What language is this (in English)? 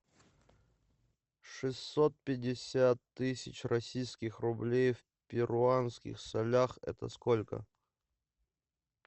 Russian